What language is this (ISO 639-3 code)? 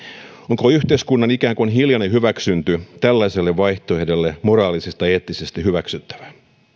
fin